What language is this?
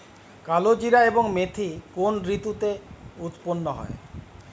Bangla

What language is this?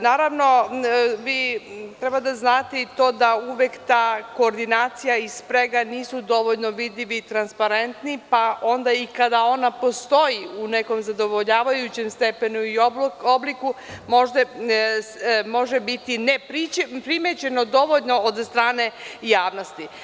Serbian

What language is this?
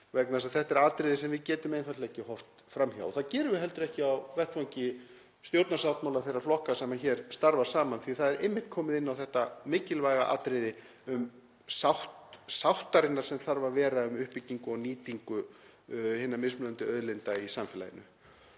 Icelandic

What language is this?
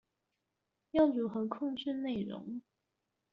Chinese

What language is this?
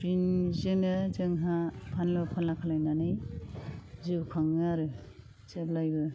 Bodo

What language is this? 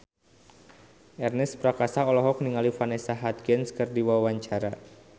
Sundanese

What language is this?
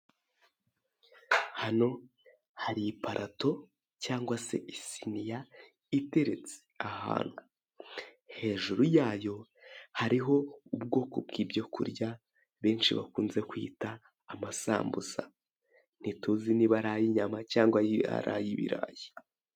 Kinyarwanda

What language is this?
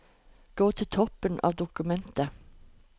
Norwegian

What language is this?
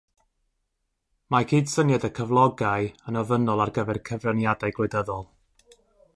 Welsh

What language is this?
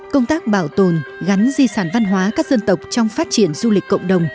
Vietnamese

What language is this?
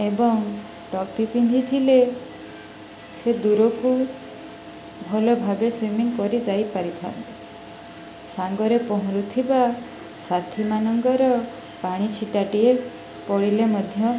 Odia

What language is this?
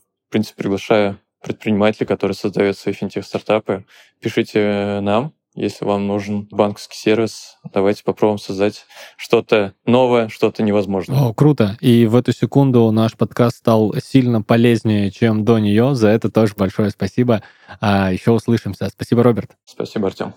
Russian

